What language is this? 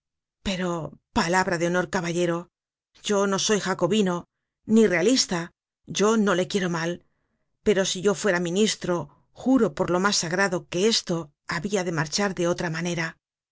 Spanish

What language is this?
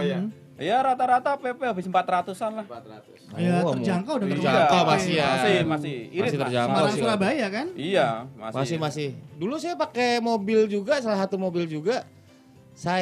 Indonesian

